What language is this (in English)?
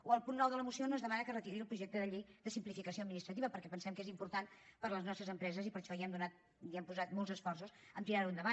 Catalan